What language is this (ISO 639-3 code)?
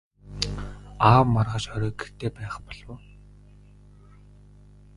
mon